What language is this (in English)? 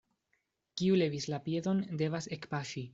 Esperanto